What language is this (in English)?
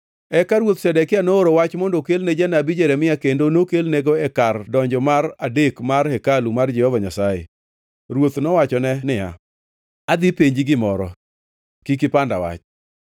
Luo (Kenya and Tanzania)